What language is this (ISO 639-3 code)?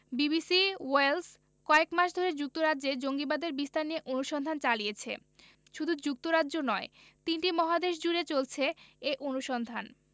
ben